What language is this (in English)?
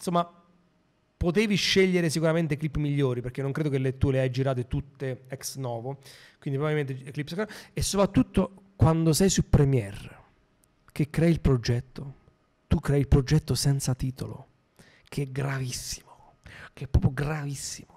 Italian